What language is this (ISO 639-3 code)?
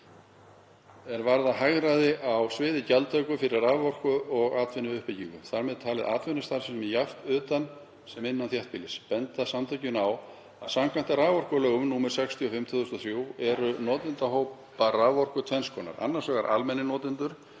isl